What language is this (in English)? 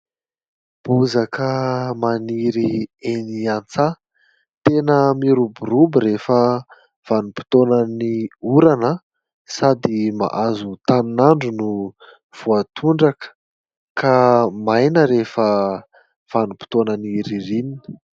Malagasy